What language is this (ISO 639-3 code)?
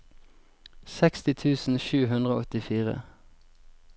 nor